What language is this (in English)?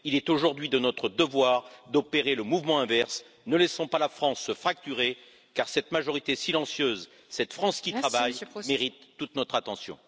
French